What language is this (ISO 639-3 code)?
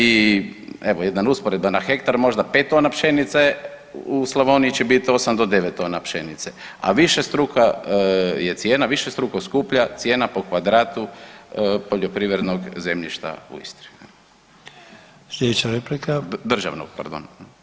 hrv